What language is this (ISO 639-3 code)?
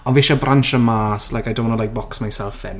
cym